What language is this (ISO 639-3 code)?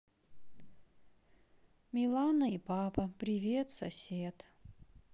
rus